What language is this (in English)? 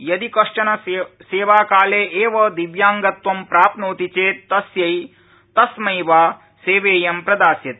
Sanskrit